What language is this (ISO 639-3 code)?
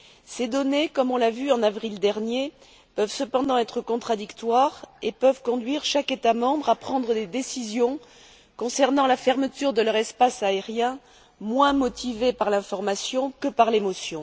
fra